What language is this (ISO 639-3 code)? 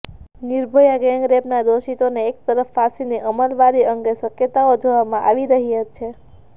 guj